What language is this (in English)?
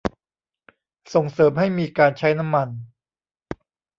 Thai